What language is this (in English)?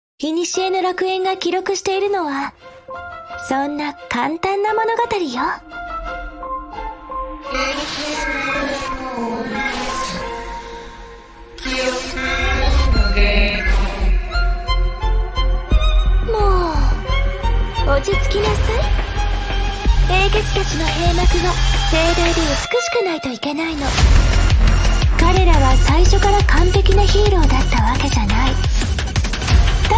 Japanese